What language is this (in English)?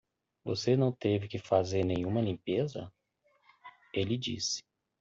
Portuguese